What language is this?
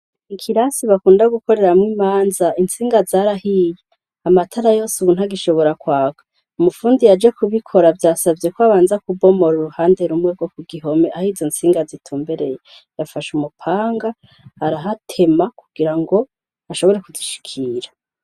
Rundi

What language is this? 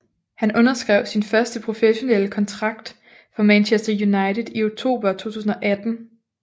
Danish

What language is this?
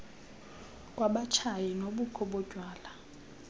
Xhosa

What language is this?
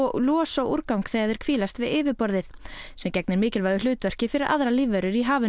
Icelandic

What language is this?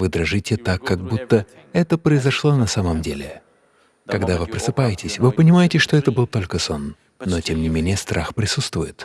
Russian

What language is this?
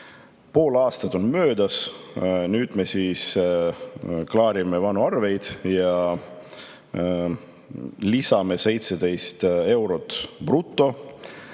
Estonian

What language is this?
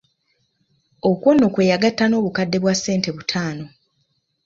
Ganda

